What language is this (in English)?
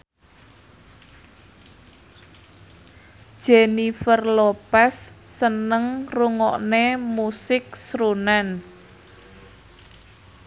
Javanese